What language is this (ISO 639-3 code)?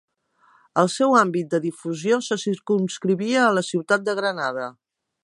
cat